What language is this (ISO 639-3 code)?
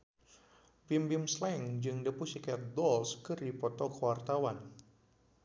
sun